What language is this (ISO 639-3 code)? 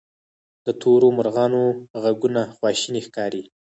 pus